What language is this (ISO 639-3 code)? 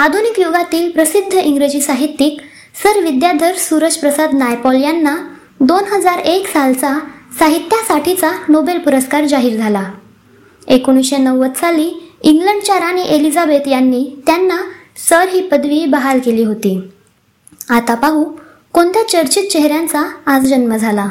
mar